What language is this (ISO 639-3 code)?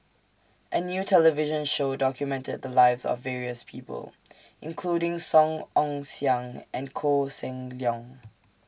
eng